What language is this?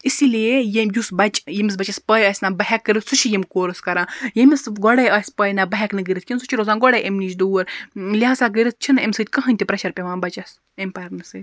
Kashmiri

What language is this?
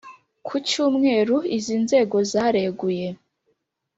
Kinyarwanda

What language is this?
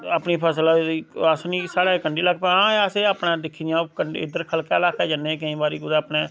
Dogri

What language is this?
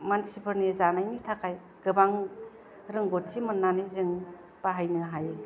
Bodo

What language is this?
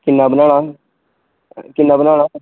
Dogri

